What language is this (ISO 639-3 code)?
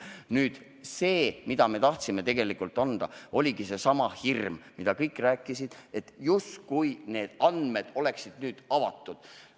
est